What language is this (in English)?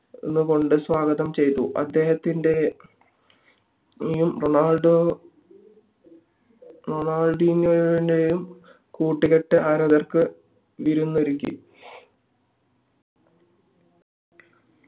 Malayalam